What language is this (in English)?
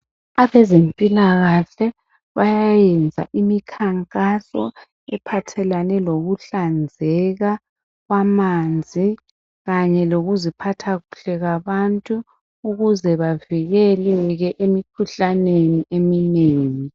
North Ndebele